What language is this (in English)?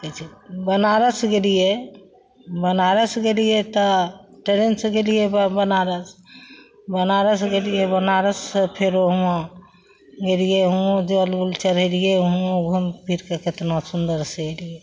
Maithili